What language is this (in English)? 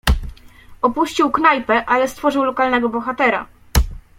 Polish